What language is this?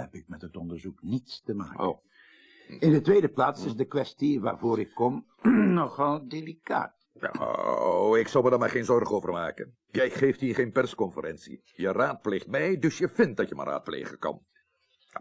Dutch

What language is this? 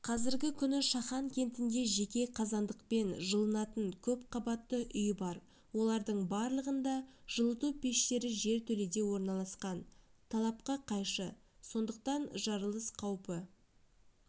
Kazakh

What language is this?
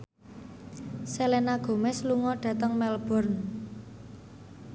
Javanese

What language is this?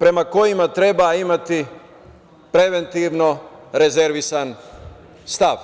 Serbian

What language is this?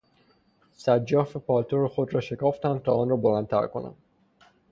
Persian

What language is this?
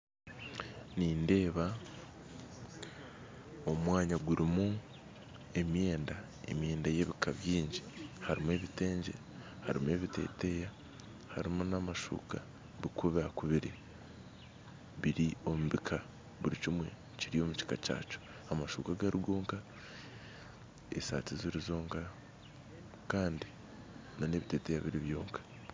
Nyankole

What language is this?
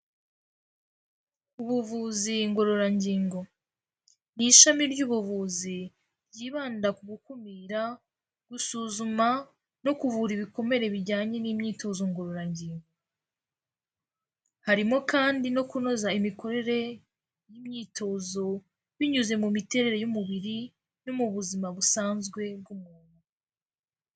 Kinyarwanda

